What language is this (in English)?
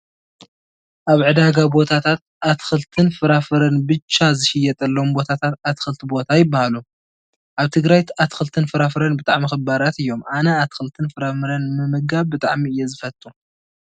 Tigrinya